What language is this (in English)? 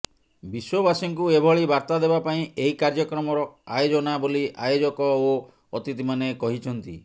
Odia